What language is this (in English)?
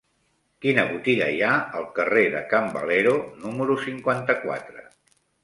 Catalan